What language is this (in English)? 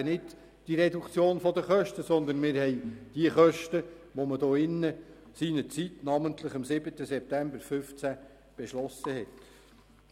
Swiss German